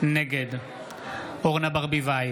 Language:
Hebrew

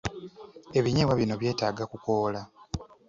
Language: Ganda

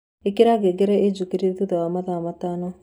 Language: Kikuyu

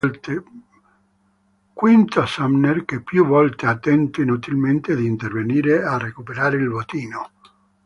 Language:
Italian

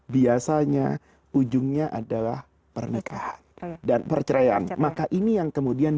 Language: Indonesian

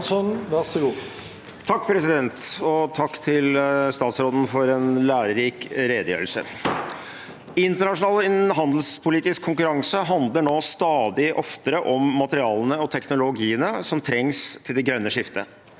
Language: Norwegian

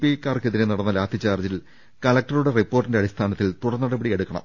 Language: Malayalam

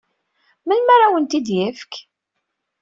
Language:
Kabyle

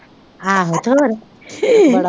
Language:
Punjabi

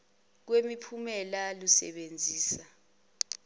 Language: Zulu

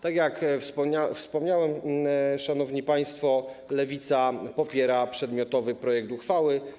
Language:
Polish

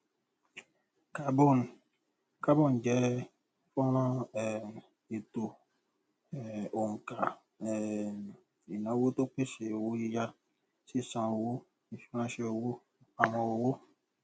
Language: Yoruba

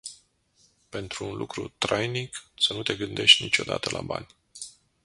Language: Romanian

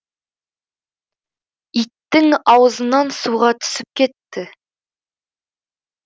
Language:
Kazakh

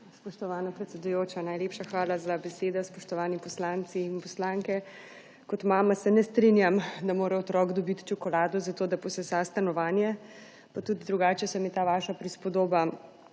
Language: Slovenian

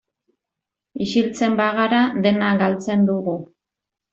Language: Basque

